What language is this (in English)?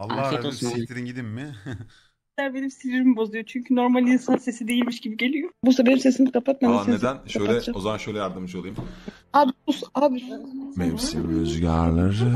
Turkish